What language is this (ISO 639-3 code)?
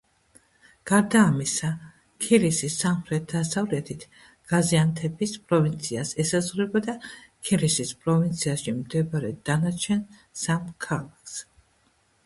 kat